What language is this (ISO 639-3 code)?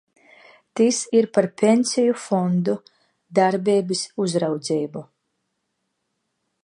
lav